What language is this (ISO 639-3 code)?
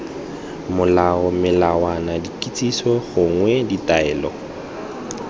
tsn